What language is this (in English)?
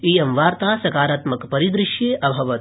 Sanskrit